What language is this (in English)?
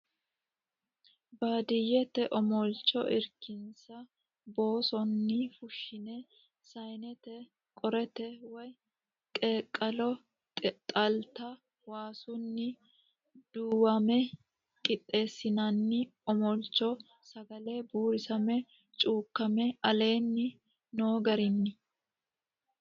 Sidamo